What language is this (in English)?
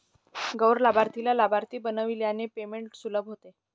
Marathi